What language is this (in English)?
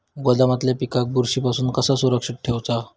Marathi